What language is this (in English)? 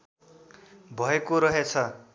Nepali